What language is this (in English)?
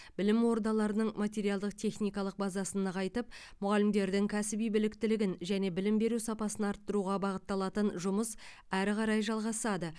Kazakh